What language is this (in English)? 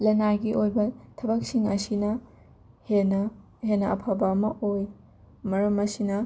Manipuri